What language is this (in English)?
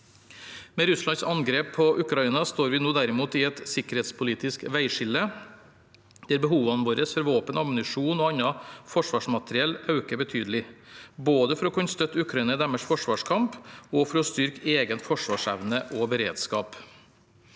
Norwegian